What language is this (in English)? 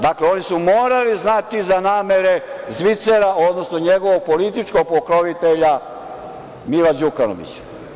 Serbian